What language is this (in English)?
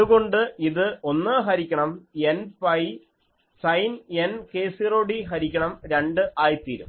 Malayalam